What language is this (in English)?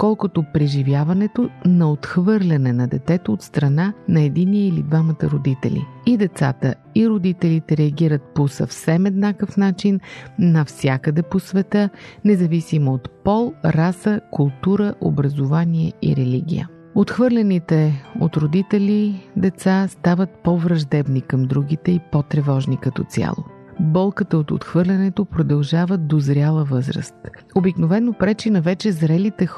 Bulgarian